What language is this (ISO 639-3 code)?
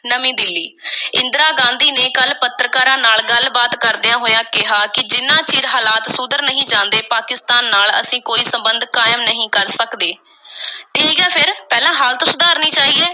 pan